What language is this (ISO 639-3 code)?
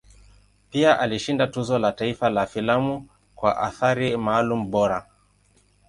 swa